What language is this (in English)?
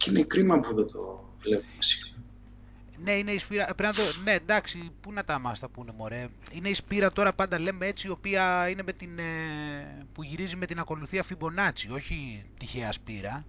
Greek